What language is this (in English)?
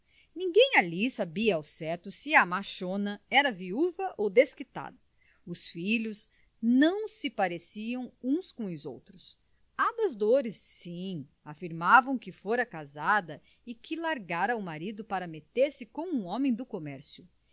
Portuguese